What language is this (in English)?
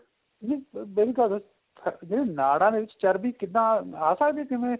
Punjabi